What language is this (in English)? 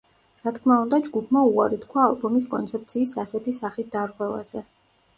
Georgian